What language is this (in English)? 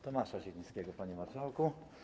Polish